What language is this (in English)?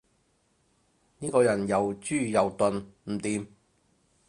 Cantonese